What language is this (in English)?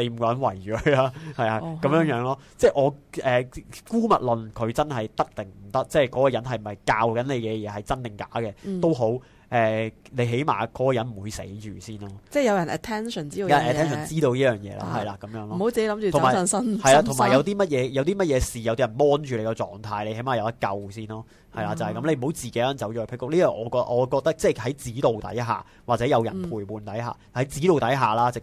Chinese